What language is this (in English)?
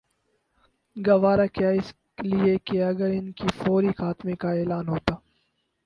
Urdu